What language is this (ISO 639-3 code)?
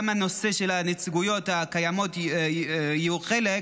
heb